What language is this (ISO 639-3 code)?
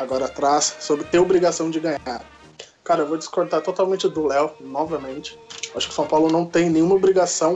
por